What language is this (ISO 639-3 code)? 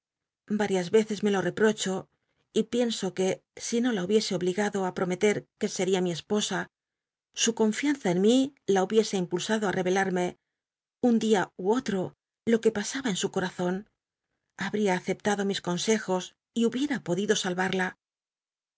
spa